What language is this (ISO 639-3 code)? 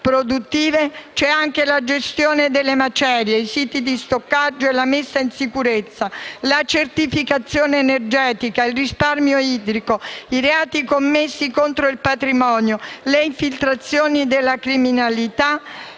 ita